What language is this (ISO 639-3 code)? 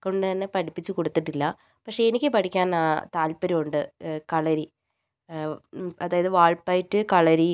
mal